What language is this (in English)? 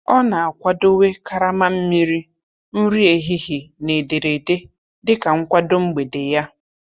Igbo